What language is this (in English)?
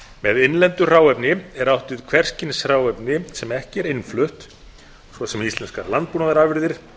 Icelandic